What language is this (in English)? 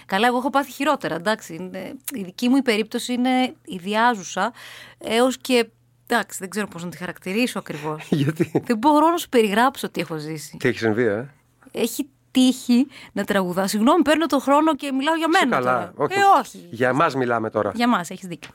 Greek